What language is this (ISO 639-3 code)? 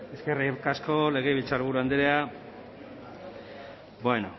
eus